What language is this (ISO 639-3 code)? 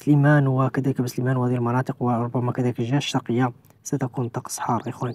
ara